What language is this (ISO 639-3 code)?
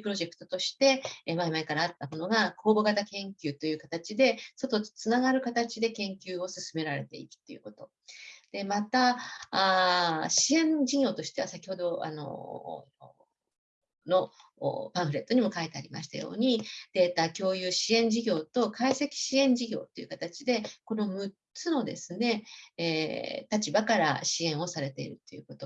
jpn